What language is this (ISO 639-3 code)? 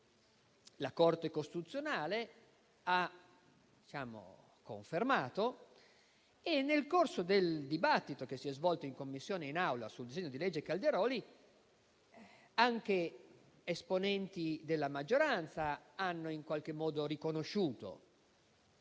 ita